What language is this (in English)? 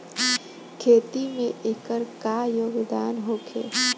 Bhojpuri